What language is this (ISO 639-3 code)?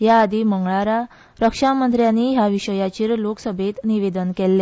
kok